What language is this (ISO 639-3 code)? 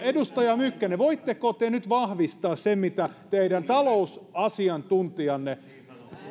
fin